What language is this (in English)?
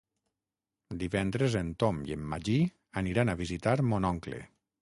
Catalan